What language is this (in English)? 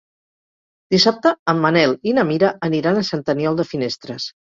Catalan